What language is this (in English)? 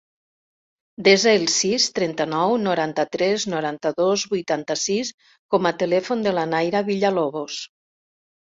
Catalan